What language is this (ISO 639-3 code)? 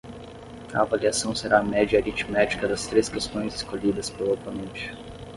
por